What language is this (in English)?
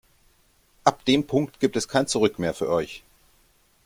German